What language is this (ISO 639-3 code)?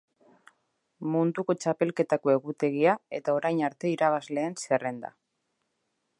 eus